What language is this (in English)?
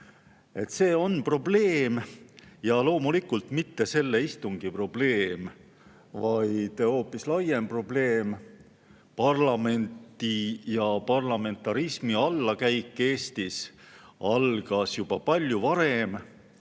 Estonian